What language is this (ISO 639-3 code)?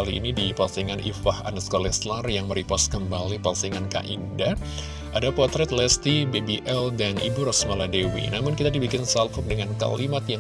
ind